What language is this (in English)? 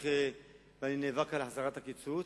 Hebrew